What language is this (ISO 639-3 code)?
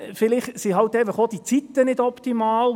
gsw